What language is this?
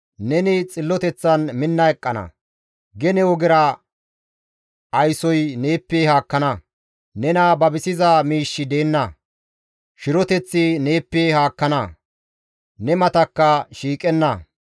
Gamo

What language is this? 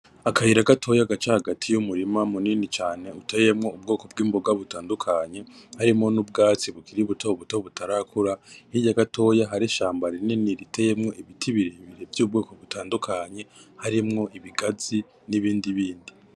Rundi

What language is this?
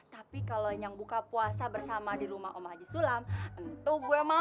Indonesian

